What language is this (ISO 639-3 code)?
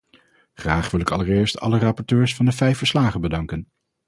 nld